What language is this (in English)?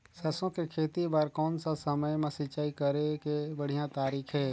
Chhattisgarhi